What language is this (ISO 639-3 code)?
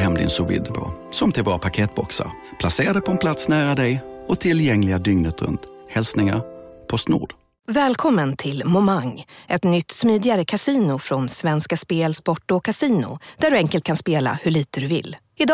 swe